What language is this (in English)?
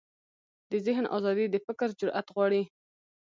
Pashto